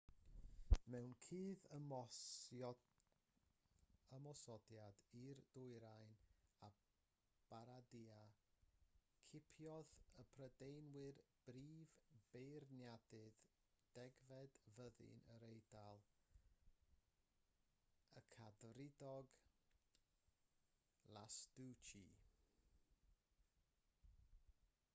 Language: Welsh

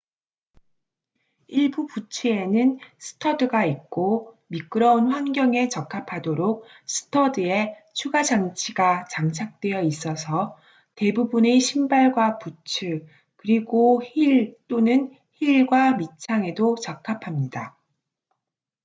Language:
Korean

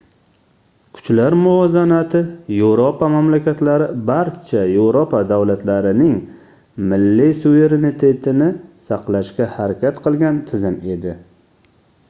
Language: Uzbek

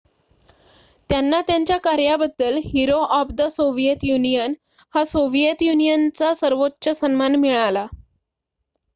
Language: Marathi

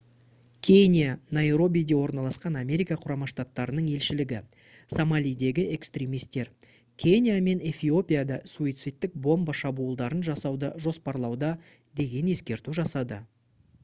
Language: Kazakh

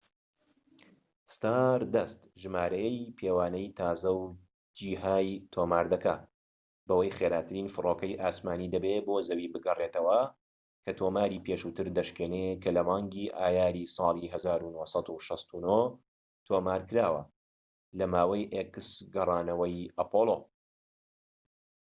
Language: Central Kurdish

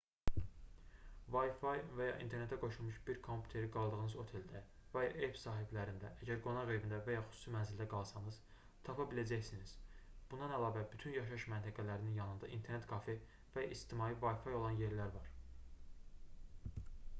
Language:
Azerbaijani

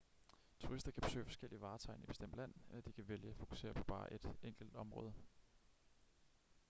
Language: Danish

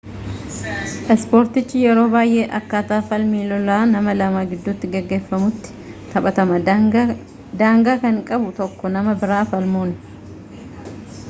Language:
Oromo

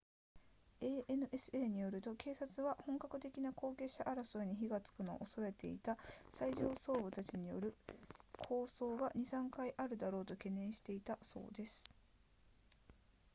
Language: Japanese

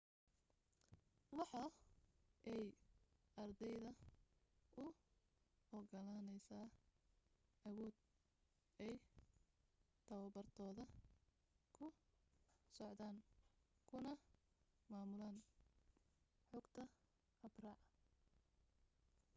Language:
Somali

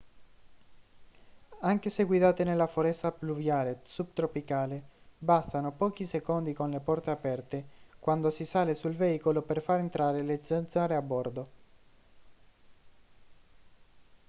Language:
Italian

